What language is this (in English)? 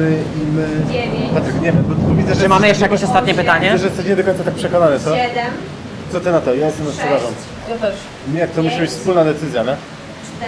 Polish